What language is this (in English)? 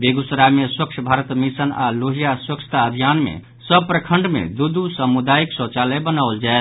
Maithili